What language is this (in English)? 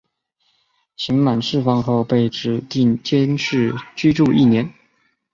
Chinese